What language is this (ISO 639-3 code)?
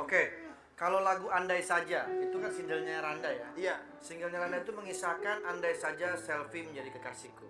ind